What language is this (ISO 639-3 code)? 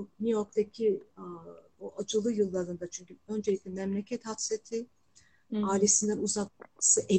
tur